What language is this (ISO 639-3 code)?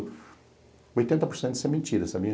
por